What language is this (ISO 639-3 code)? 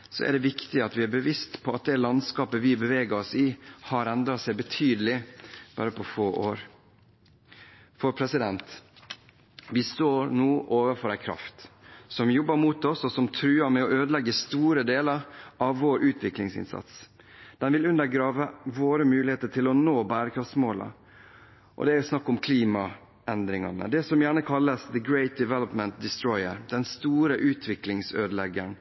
nob